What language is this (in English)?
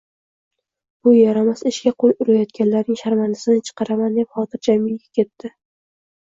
Uzbek